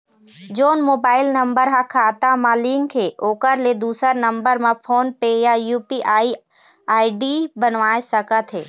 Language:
Chhattisgarhi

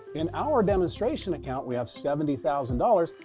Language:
English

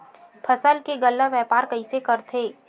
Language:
Chhattisgarhi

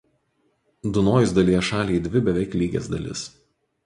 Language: Lithuanian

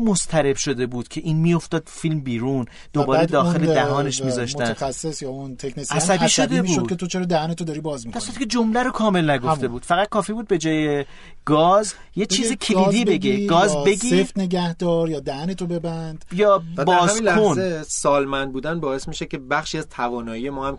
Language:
Persian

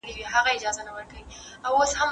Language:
Pashto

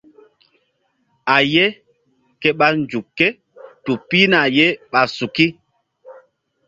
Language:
Mbum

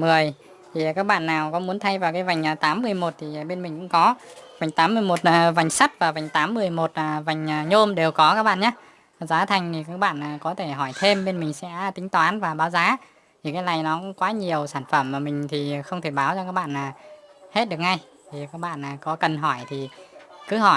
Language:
Vietnamese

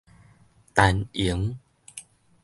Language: Min Nan Chinese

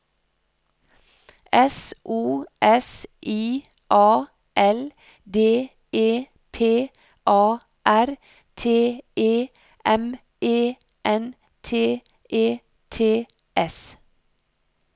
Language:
Norwegian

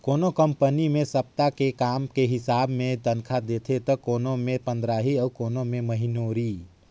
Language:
Chhattisgarhi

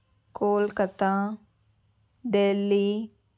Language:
Telugu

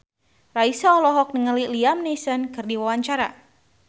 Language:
Sundanese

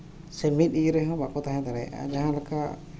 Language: Santali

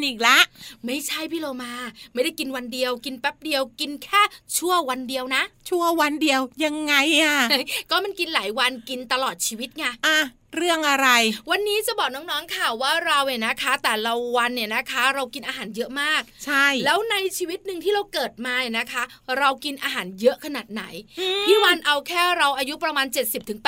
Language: Thai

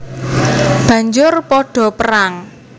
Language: Javanese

